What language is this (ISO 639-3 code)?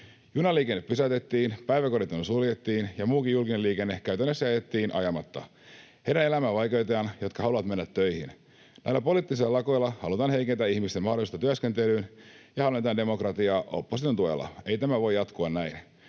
fin